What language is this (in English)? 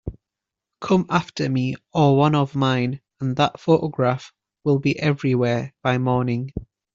English